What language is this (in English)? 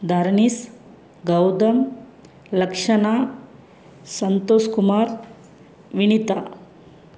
Tamil